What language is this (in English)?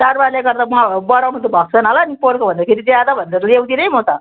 Nepali